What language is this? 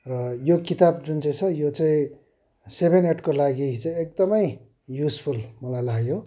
Nepali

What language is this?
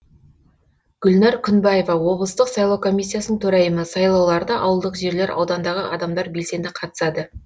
Kazakh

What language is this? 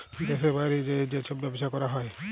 Bangla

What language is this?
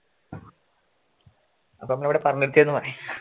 Malayalam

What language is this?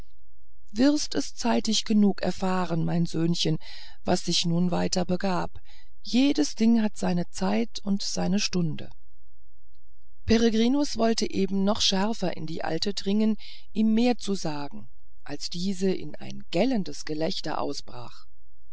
German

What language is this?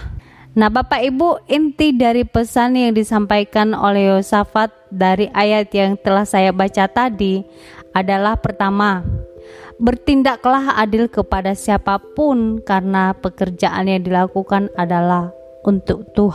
Indonesian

